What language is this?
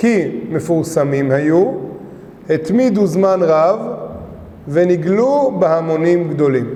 Hebrew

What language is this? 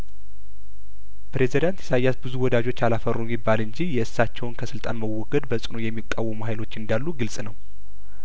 Amharic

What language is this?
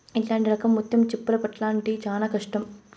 Telugu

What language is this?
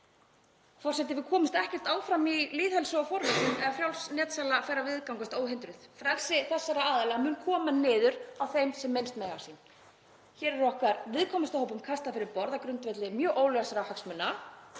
Icelandic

